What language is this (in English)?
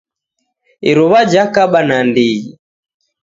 Taita